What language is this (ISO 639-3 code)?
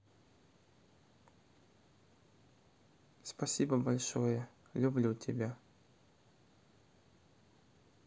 rus